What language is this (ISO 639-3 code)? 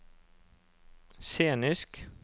nor